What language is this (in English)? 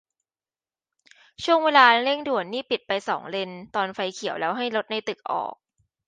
Thai